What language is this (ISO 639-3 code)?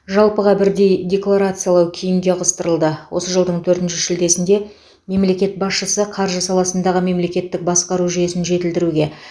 kaz